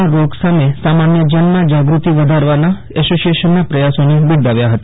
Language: Gujarati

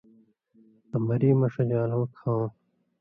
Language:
Indus Kohistani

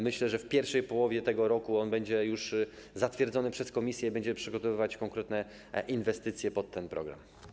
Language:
Polish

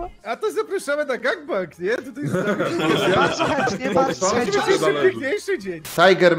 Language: Polish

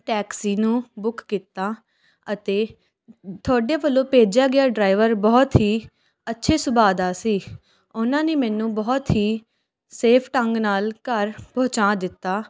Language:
Punjabi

